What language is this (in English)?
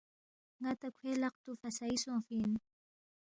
Balti